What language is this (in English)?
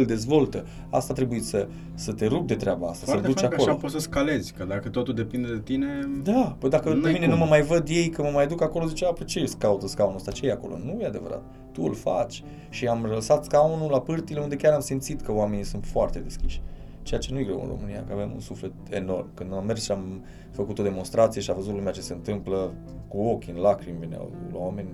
Romanian